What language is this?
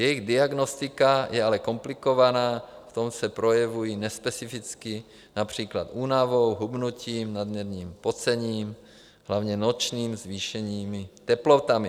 Czech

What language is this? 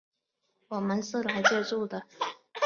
Chinese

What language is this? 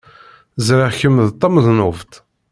Kabyle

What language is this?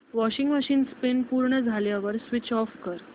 Marathi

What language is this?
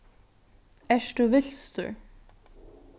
Faroese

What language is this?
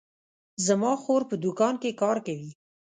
Pashto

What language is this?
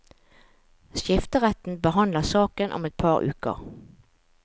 Norwegian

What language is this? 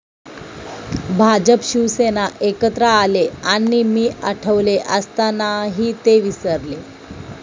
Marathi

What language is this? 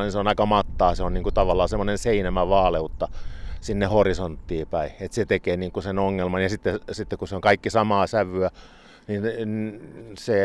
Finnish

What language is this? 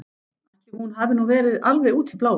Icelandic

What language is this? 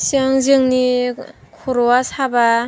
Bodo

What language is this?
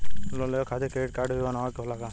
Bhojpuri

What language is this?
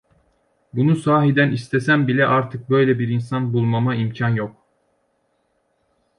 Turkish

